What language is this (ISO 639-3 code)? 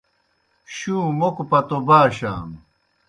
plk